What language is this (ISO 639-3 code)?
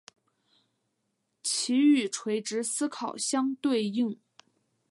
zho